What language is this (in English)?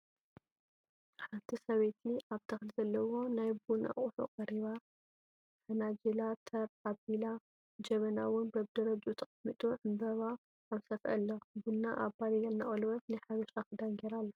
Tigrinya